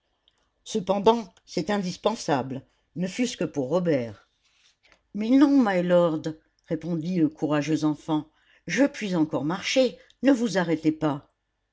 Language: French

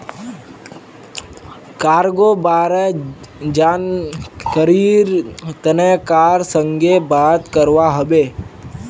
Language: Magahi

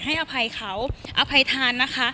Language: Thai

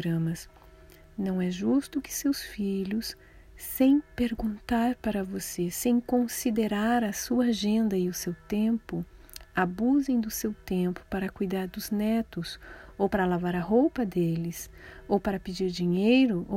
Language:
Portuguese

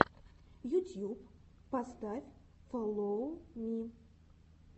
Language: Russian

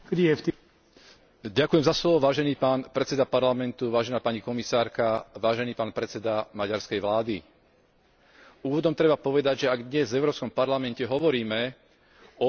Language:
Slovak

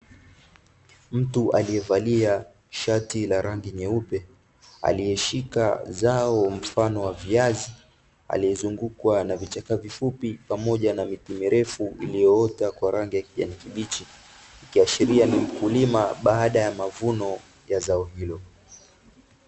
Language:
Swahili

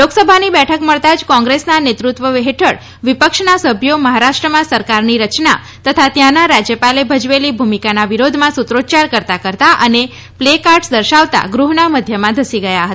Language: Gujarati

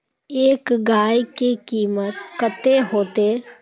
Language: Magahi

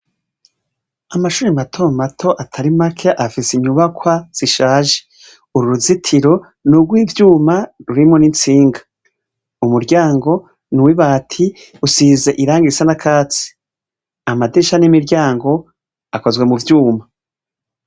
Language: Rundi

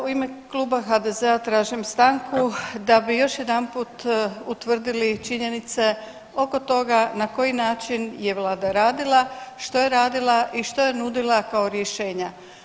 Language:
Croatian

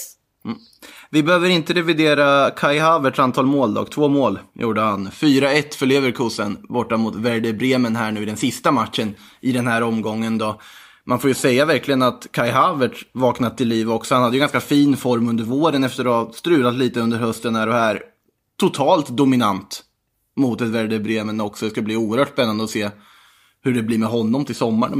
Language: Swedish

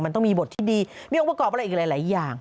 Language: Thai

